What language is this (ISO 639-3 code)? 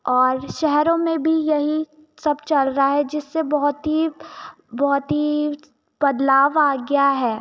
hin